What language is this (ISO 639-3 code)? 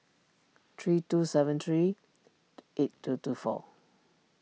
eng